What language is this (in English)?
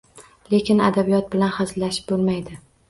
Uzbek